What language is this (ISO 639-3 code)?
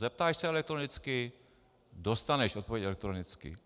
ces